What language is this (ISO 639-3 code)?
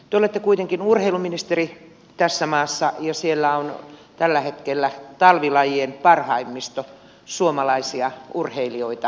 fin